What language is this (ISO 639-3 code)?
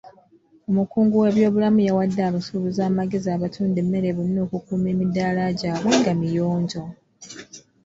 lug